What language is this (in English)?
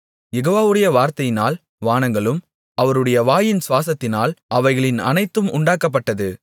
Tamil